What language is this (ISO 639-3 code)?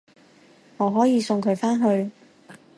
yue